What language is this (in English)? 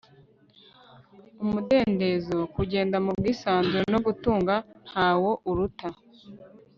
Kinyarwanda